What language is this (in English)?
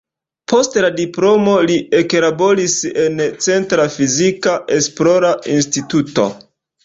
Esperanto